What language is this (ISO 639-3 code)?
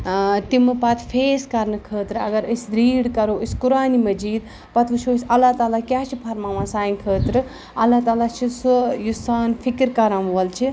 kas